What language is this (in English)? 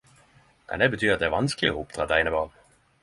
Norwegian Nynorsk